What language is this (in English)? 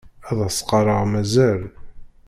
Kabyle